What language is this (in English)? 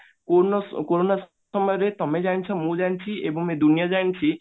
Odia